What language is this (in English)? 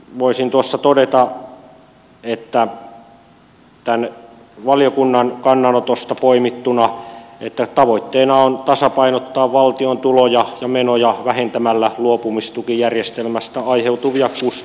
Finnish